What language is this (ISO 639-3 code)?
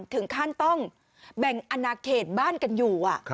tha